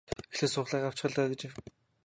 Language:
Mongolian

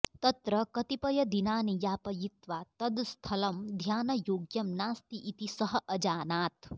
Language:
Sanskrit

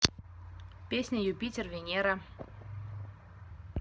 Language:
Russian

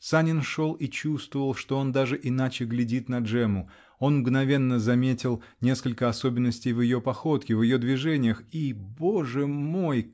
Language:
Russian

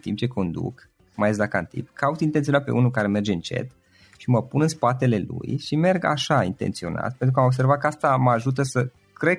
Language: Romanian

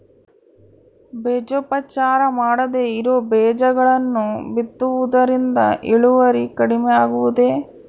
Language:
Kannada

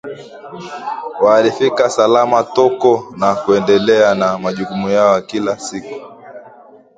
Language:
Swahili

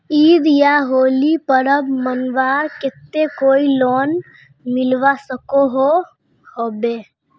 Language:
Magahi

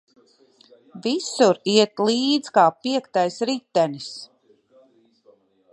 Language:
Latvian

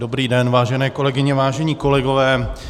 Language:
Czech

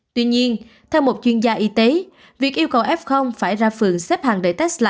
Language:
Vietnamese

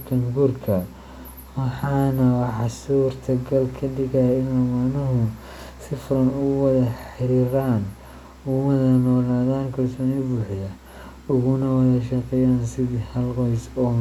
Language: Somali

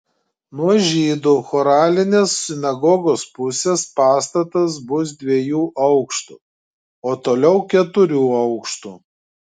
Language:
Lithuanian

